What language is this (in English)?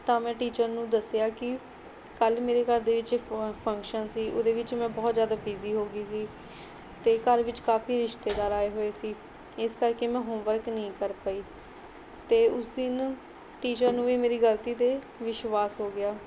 Punjabi